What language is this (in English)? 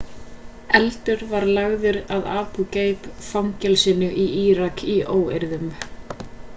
Icelandic